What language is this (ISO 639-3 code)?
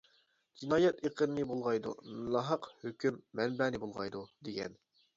uig